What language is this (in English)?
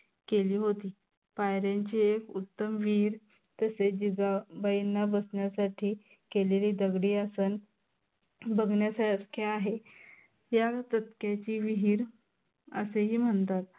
Marathi